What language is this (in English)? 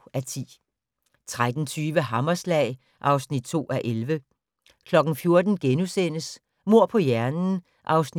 Danish